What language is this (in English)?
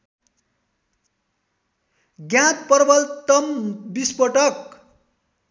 Nepali